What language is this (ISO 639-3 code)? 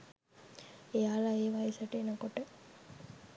sin